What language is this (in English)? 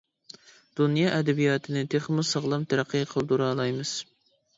Uyghur